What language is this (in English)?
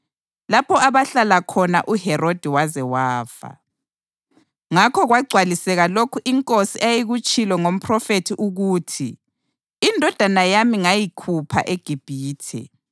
North Ndebele